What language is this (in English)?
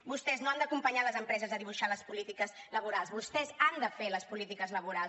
Catalan